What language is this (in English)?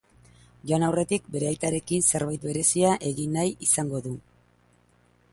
Basque